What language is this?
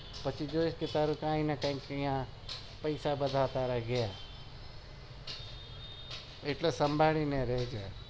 Gujarati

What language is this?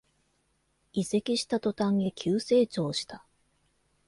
Japanese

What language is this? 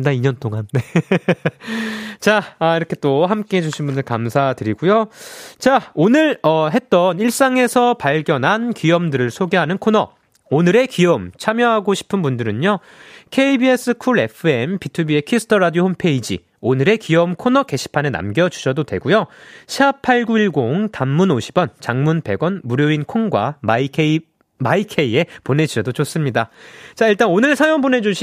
Korean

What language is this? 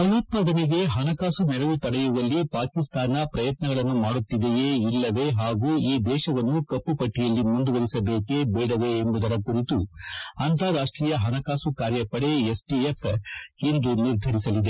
Kannada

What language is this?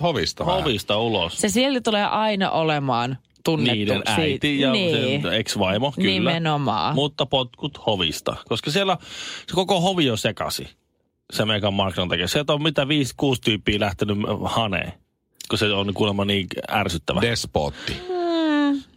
Finnish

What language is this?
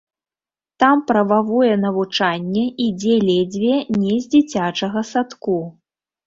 Belarusian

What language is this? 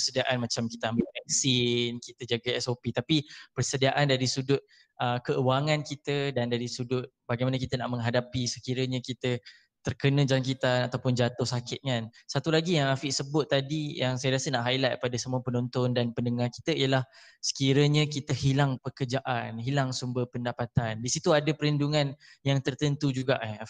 Malay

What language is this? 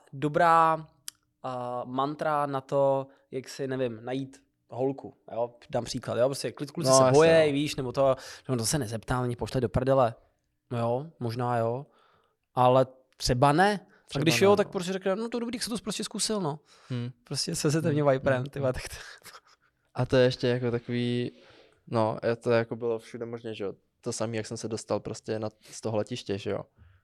Czech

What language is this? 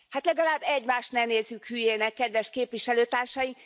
Hungarian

